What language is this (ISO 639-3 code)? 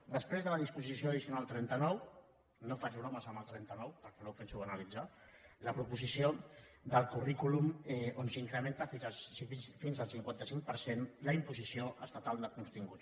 cat